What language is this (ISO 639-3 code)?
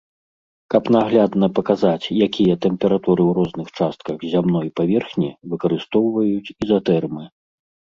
bel